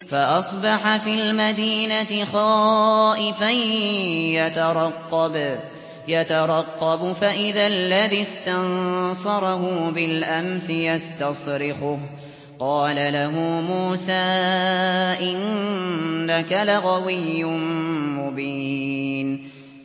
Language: Arabic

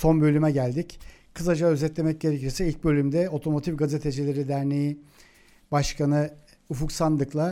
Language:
Turkish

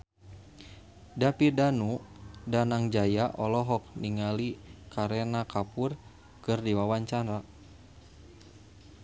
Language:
Sundanese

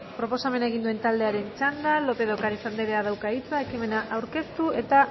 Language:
Basque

